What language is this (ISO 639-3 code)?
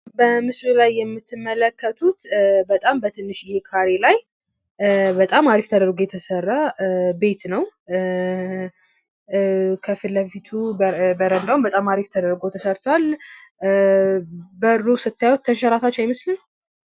amh